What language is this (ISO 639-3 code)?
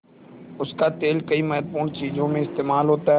hin